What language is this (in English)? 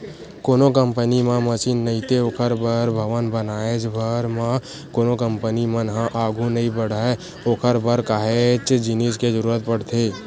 Chhattisgarhi